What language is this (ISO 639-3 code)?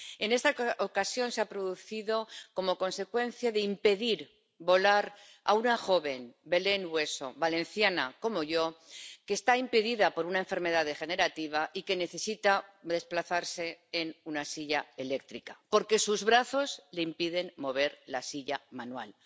spa